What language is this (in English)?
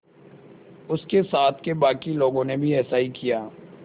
Hindi